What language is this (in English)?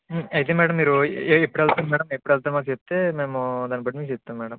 Telugu